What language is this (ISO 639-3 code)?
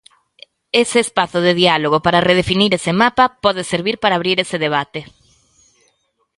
glg